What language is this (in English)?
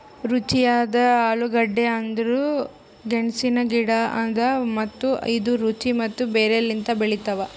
Kannada